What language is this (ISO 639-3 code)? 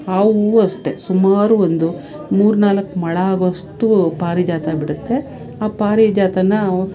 kan